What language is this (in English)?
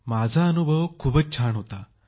Marathi